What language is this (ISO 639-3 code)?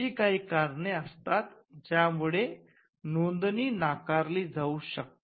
mar